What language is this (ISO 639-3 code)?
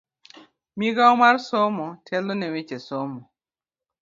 luo